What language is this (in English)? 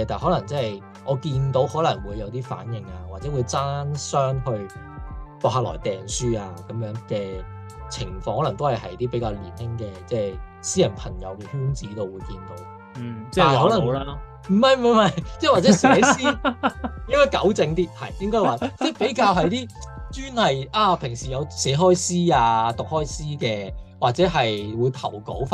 Chinese